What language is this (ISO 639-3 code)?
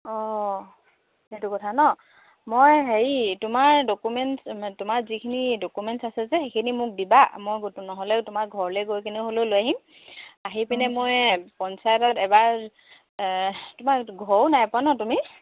asm